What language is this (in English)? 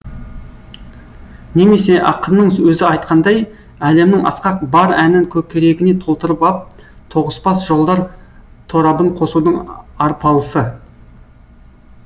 Kazakh